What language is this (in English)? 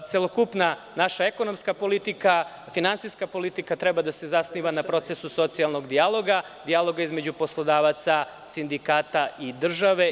Serbian